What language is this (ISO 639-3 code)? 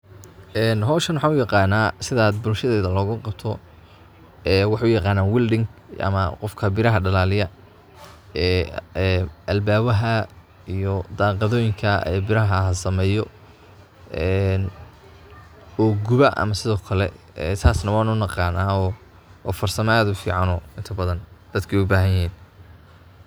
som